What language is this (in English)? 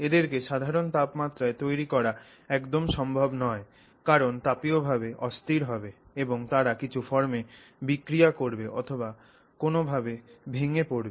Bangla